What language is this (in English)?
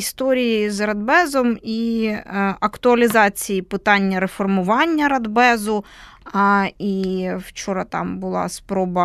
Ukrainian